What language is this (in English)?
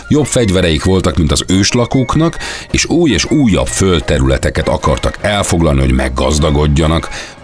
Hungarian